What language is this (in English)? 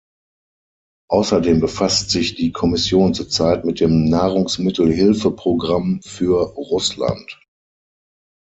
German